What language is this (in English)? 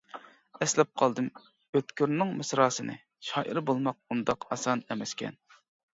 Uyghur